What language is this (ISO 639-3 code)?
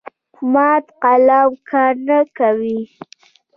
pus